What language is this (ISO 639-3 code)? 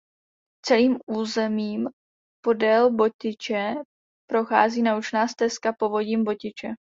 ces